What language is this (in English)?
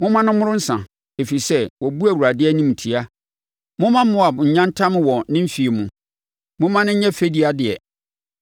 Akan